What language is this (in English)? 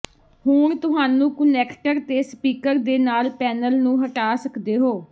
Punjabi